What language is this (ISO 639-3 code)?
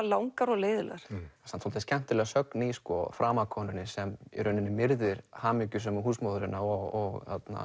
isl